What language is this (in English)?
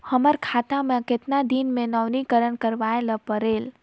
Chhattisgarhi